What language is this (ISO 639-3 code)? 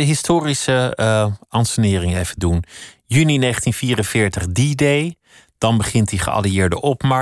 nld